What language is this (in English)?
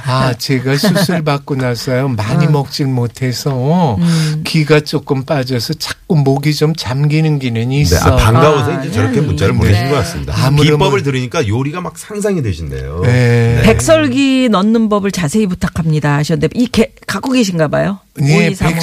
Korean